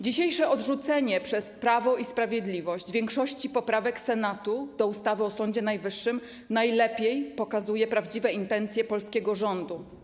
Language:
Polish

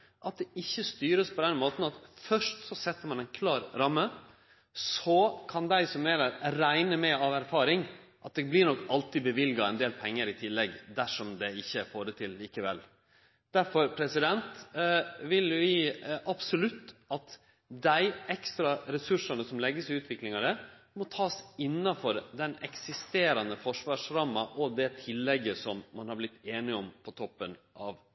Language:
Norwegian Nynorsk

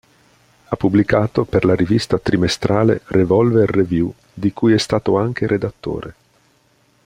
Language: Italian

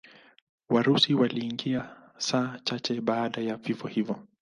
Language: Swahili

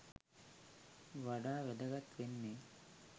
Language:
Sinhala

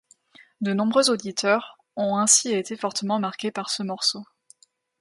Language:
French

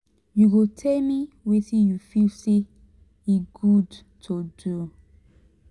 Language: Nigerian Pidgin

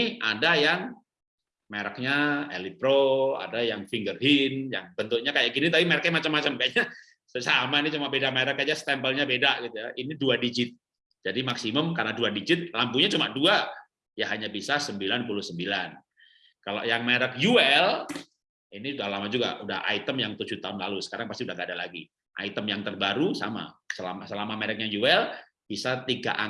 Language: Indonesian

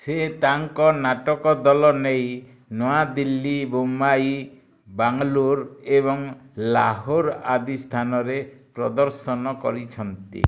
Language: Odia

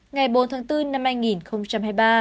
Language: Vietnamese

